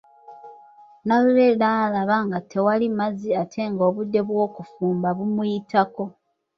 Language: Ganda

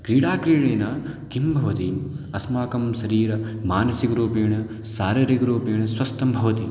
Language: Sanskrit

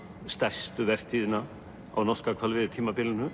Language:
Icelandic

